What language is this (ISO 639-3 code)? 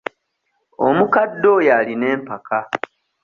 lug